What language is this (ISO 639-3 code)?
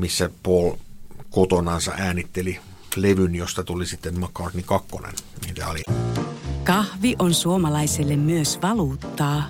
fin